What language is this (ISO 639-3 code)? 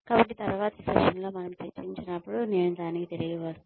tel